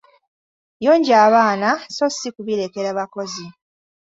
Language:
Ganda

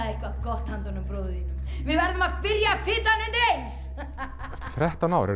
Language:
Icelandic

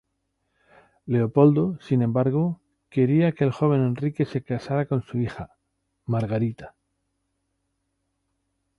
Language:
Spanish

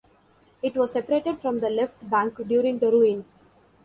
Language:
English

